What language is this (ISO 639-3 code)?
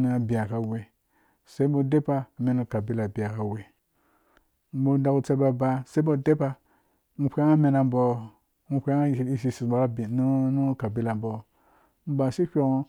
ldb